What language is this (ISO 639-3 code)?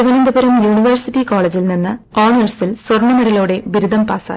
mal